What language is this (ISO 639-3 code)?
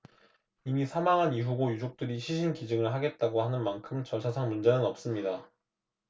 kor